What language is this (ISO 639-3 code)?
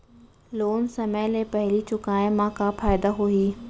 hne